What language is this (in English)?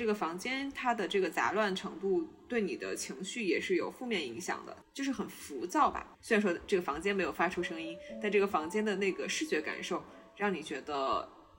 Chinese